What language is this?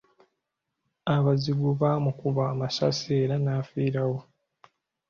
Ganda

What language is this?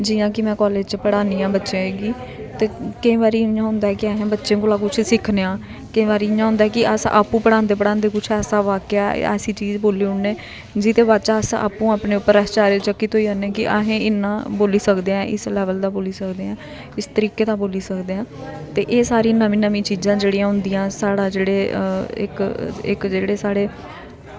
Dogri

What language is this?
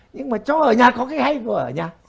Vietnamese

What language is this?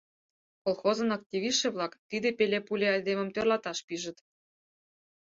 Mari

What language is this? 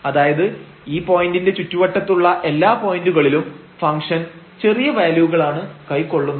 Malayalam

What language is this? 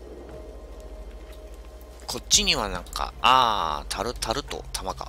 Japanese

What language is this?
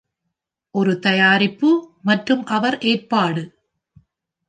Tamil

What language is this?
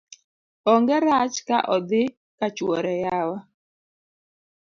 Luo (Kenya and Tanzania)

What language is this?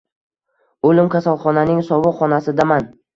Uzbek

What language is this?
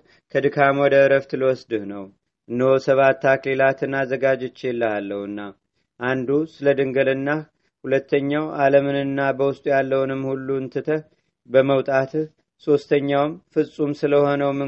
Amharic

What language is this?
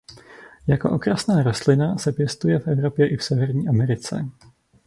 Czech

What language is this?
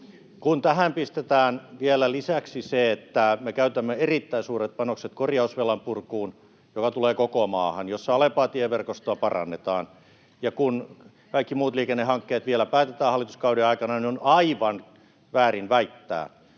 Finnish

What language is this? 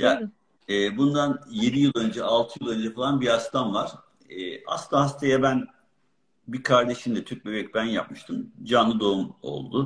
Turkish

